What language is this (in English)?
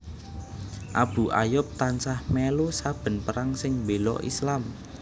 Javanese